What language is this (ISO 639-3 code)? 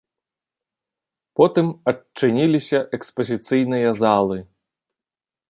bel